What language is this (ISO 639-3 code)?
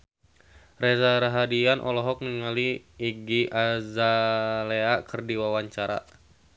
sun